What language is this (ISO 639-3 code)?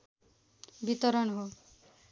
nep